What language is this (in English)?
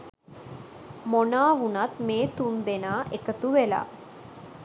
Sinhala